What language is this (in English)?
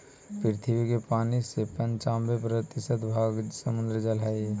Magahi